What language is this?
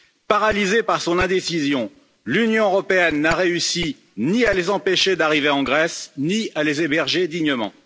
French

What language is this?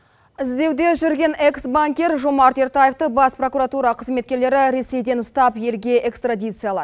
Kazakh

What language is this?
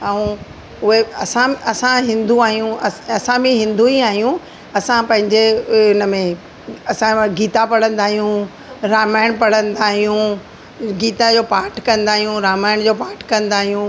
Sindhi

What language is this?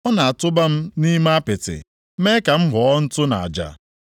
Igbo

